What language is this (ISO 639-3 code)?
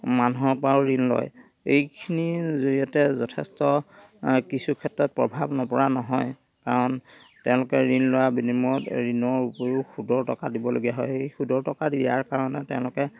asm